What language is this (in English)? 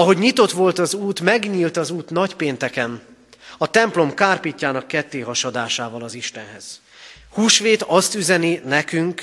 Hungarian